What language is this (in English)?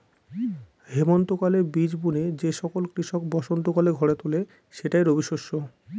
Bangla